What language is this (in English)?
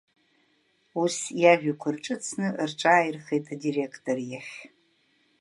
Abkhazian